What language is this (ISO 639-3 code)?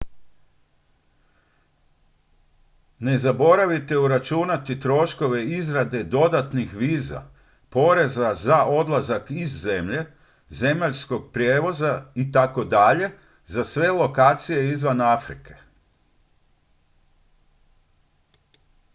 hrv